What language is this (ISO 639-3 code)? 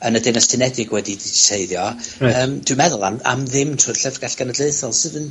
cym